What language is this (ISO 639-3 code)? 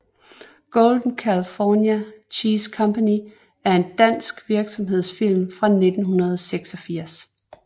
dan